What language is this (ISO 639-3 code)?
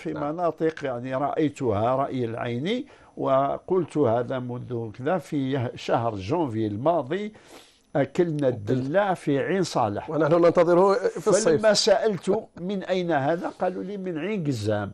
ara